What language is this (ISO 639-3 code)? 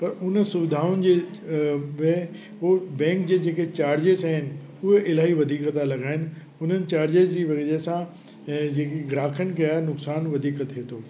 snd